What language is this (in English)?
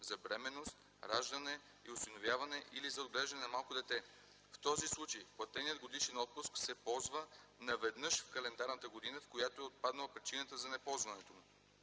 Bulgarian